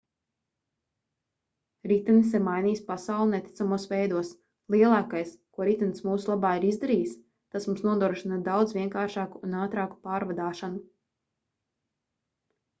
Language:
Latvian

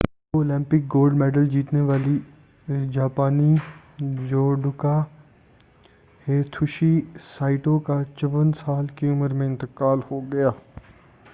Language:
Urdu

